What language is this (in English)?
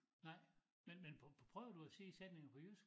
Danish